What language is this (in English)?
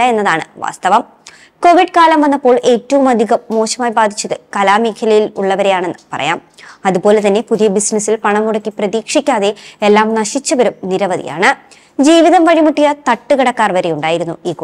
Turkish